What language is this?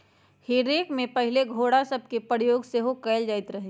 Magahi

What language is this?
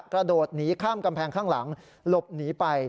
Thai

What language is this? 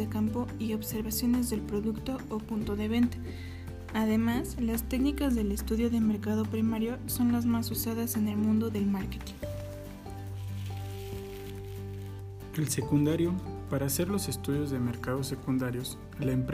Spanish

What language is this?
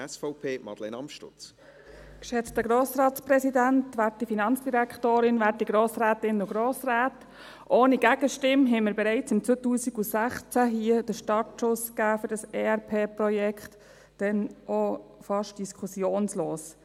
Swiss German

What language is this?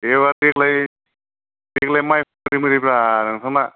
Bodo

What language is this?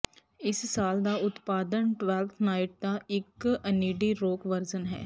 Punjabi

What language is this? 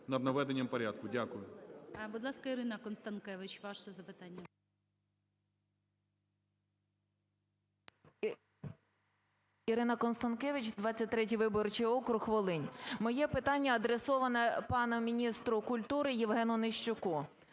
Ukrainian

